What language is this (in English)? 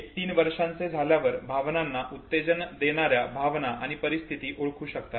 Marathi